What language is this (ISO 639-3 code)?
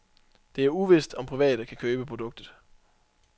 dan